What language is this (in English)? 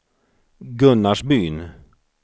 Swedish